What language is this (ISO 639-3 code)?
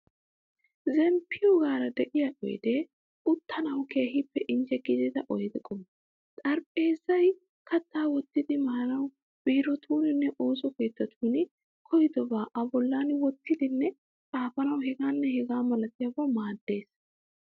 wal